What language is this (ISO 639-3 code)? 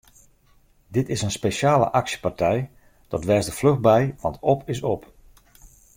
fry